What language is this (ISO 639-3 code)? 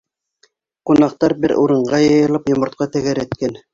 bak